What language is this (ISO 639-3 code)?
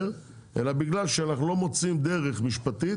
heb